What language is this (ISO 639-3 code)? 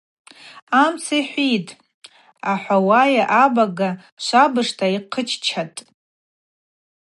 abq